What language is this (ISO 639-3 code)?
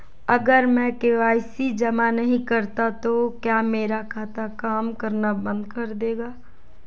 hin